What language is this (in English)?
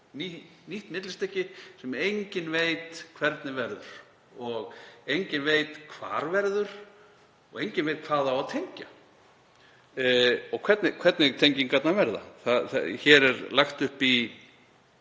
Icelandic